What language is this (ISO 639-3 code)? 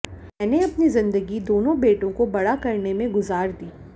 hin